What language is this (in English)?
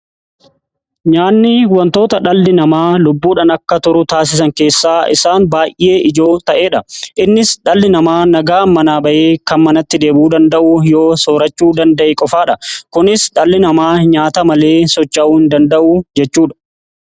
Oromo